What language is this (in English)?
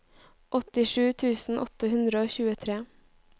Norwegian